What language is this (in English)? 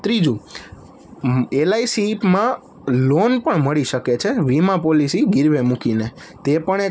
Gujarati